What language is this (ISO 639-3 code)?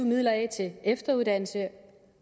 dan